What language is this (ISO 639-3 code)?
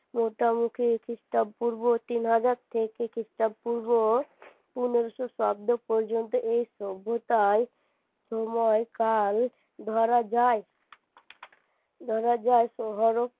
ben